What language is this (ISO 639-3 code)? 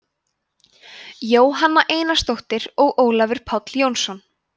isl